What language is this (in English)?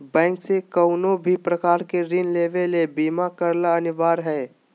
Magahi